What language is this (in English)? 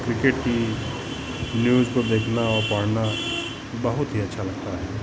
Hindi